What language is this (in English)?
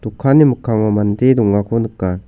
Garo